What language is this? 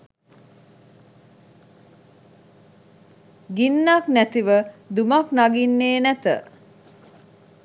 Sinhala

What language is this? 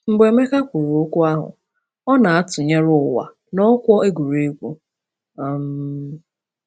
Igbo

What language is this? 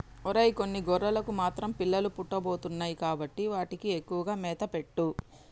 Telugu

